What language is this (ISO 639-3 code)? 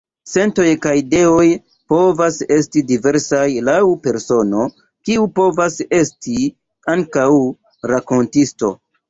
epo